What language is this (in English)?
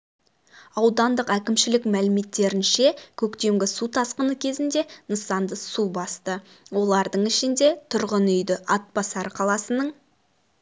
Kazakh